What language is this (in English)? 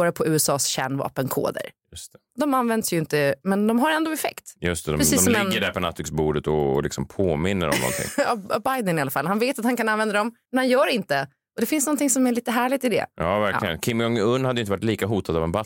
Swedish